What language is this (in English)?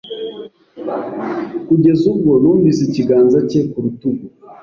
Kinyarwanda